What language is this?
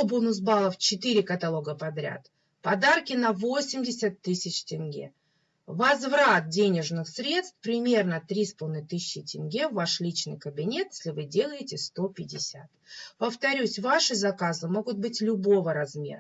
Russian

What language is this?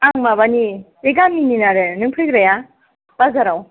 Bodo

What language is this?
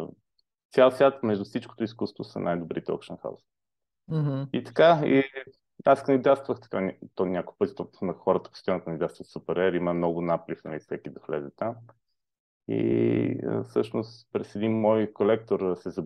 Bulgarian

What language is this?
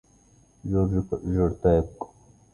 Arabic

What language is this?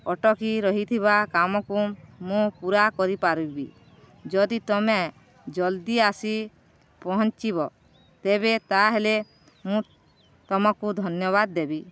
Odia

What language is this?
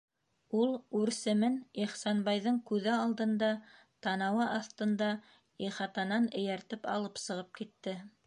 Bashkir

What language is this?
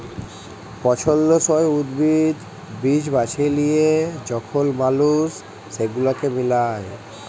Bangla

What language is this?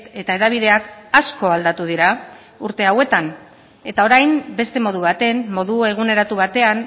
Basque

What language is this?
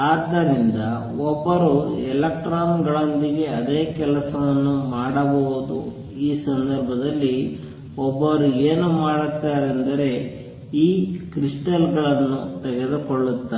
Kannada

